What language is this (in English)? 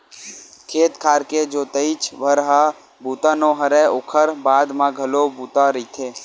Chhattisgarhi